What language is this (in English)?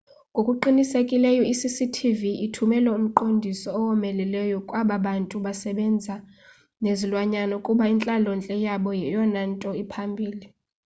Xhosa